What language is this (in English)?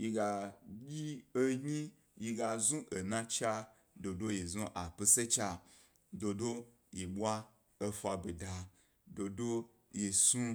Gbari